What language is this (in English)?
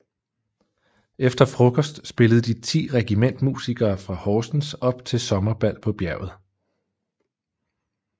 Danish